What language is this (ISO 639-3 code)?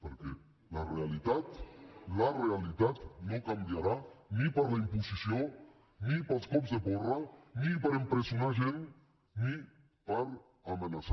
cat